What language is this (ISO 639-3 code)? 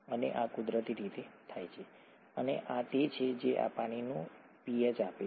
guj